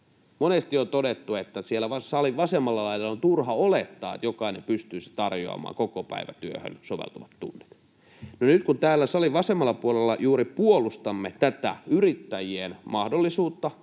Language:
Finnish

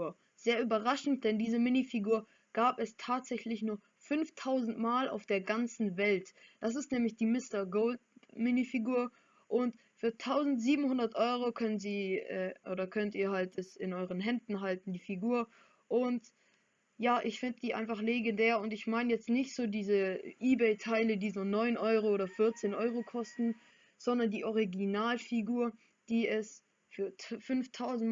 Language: German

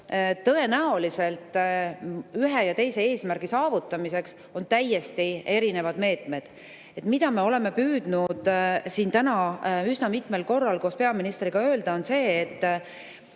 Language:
Estonian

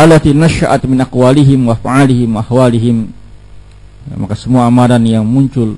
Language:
Indonesian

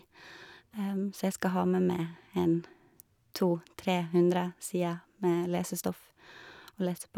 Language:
Norwegian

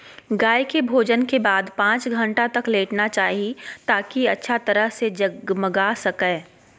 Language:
Magahi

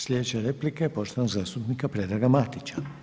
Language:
Croatian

